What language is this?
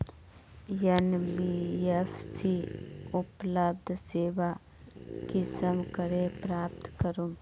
Magahi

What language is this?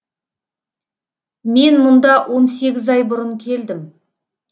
Kazakh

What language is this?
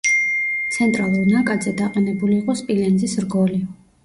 Georgian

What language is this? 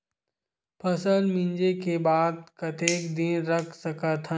Chhattisgarhi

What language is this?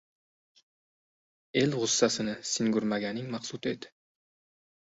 Uzbek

